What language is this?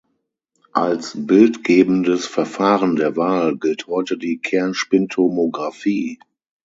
German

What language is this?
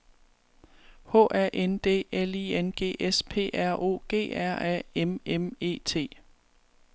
Danish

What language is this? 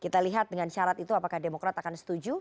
Indonesian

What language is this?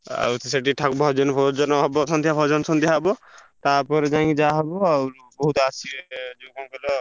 Odia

